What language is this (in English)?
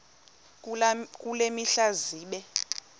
Xhosa